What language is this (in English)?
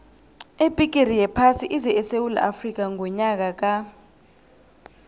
South Ndebele